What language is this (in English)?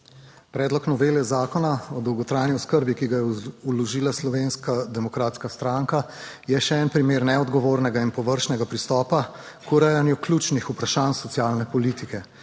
Slovenian